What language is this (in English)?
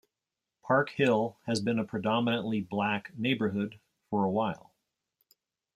English